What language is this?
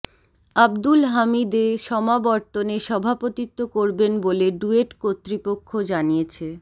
Bangla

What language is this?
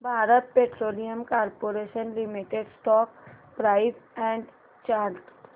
Marathi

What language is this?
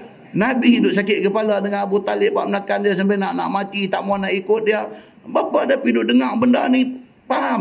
Malay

